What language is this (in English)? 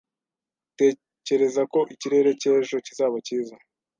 Kinyarwanda